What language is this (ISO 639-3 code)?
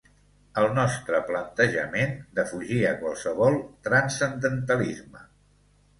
cat